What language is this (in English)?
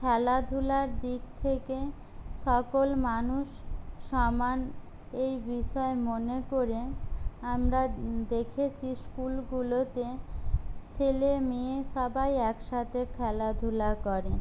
Bangla